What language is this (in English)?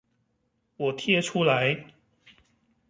Chinese